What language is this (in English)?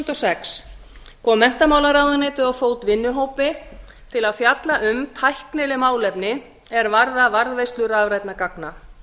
Icelandic